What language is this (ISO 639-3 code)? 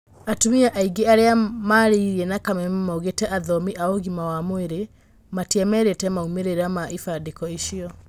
kik